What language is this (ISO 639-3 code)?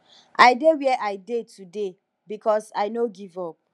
pcm